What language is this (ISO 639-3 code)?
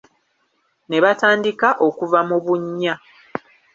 lug